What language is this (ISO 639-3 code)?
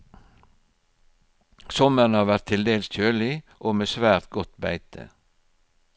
nor